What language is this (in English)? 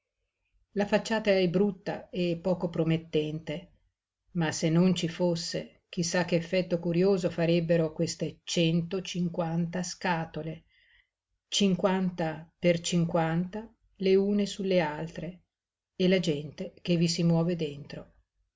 Italian